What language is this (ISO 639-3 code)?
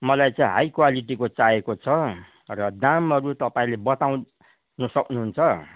nep